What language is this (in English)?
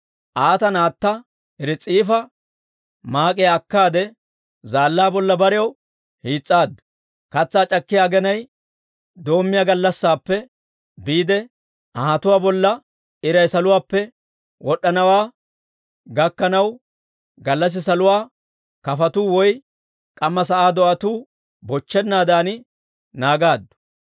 Dawro